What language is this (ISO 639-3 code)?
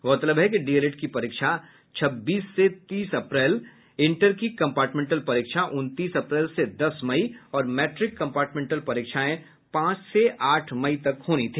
hin